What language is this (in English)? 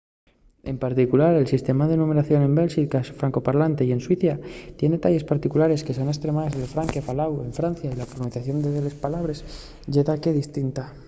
Asturian